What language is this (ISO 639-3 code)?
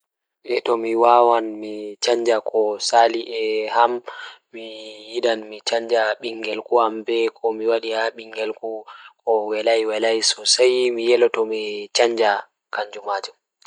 ful